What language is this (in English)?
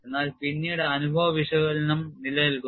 Malayalam